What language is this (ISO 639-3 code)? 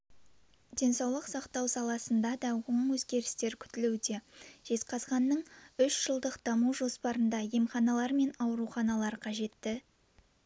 kaz